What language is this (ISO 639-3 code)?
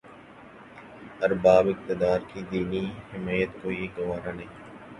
urd